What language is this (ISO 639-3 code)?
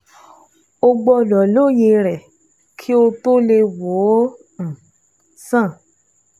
yor